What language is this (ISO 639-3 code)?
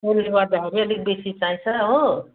nep